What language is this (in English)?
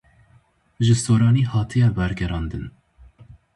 Kurdish